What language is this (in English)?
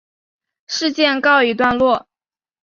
Chinese